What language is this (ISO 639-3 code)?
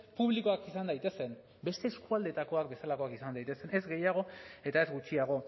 eus